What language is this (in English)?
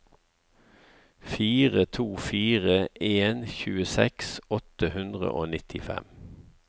Norwegian